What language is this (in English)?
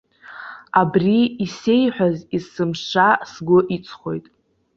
Abkhazian